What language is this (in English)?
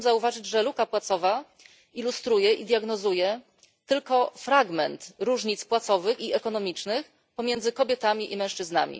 Polish